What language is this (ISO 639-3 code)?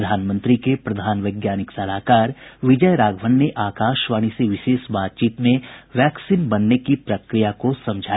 hin